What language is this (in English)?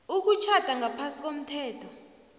South Ndebele